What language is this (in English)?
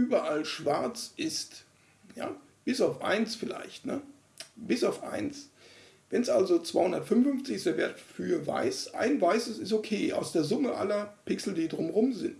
German